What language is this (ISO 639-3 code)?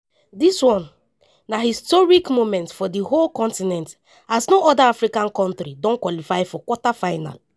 pcm